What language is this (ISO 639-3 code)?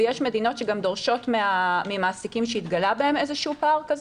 heb